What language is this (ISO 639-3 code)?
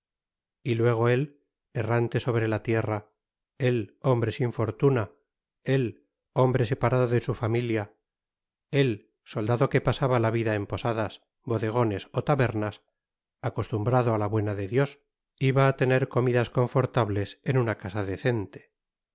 spa